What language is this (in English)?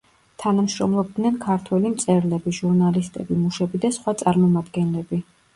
Georgian